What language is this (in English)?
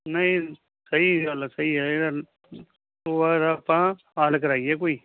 Punjabi